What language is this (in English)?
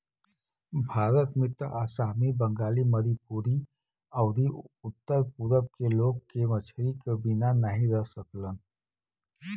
Bhojpuri